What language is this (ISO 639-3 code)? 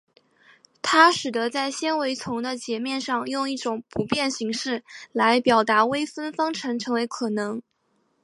zho